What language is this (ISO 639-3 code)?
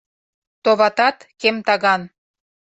chm